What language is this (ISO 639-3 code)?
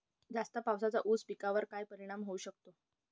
mar